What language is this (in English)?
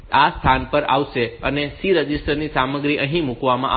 Gujarati